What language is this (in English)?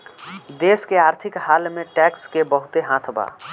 Bhojpuri